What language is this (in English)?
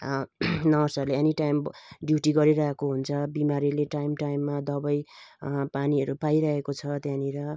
Nepali